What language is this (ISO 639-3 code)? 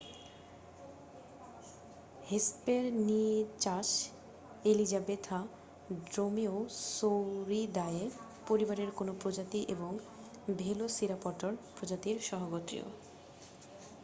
ben